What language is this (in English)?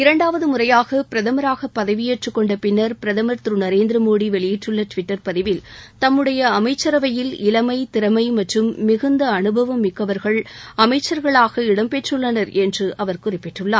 Tamil